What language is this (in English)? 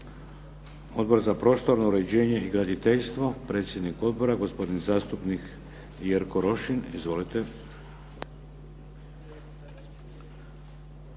Croatian